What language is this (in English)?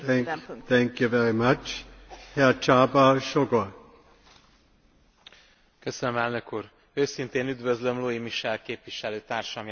Hungarian